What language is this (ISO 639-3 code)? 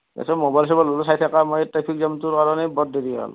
asm